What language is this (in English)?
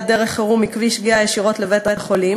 Hebrew